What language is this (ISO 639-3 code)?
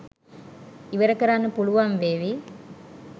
sin